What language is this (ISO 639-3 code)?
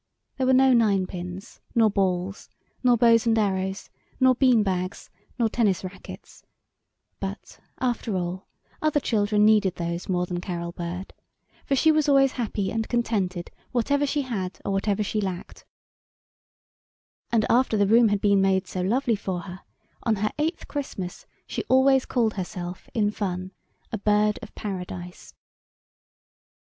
eng